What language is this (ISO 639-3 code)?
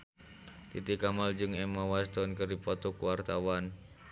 sun